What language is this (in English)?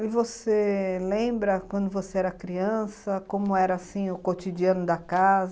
Portuguese